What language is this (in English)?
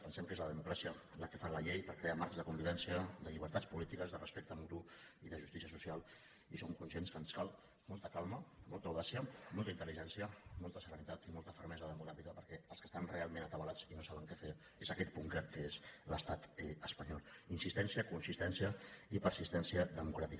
Catalan